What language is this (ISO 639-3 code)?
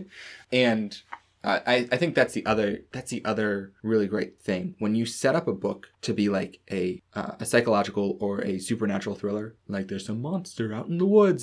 eng